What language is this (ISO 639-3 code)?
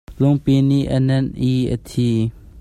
cnh